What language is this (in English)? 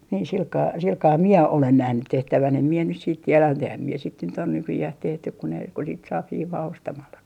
Finnish